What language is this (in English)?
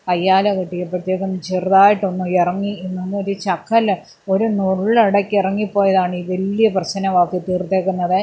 Malayalam